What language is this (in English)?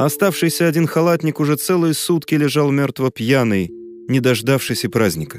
Russian